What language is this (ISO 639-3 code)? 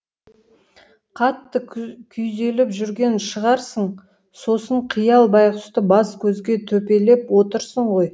kaz